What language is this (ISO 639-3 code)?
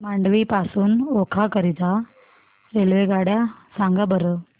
mar